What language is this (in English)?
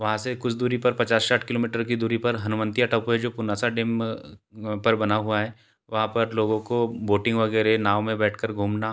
Hindi